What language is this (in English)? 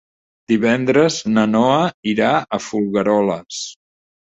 Catalan